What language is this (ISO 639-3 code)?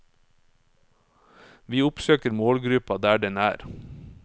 nor